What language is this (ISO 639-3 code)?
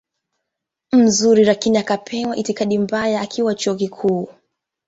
swa